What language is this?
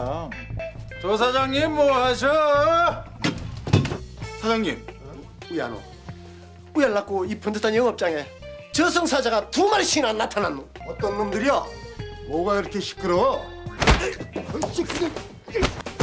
Korean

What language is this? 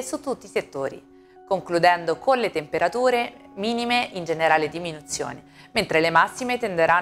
Italian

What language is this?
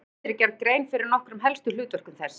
Icelandic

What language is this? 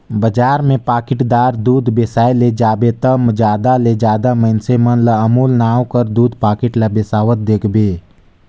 Chhattisgarhi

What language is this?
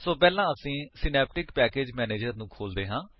Punjabi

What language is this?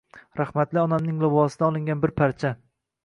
Uzbek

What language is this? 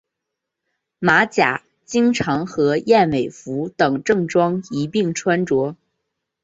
Chinese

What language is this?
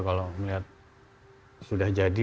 Indonesian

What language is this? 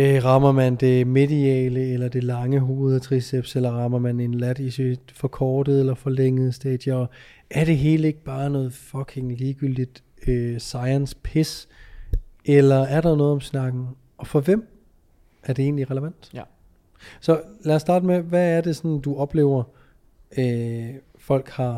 Danish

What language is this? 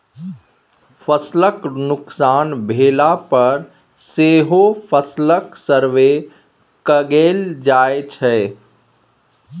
Maithili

